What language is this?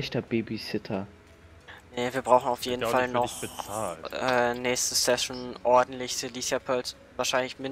German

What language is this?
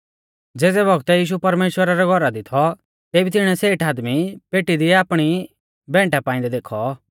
Mahasu Pahari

